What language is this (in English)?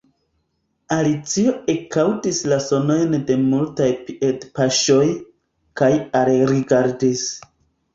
Esperanto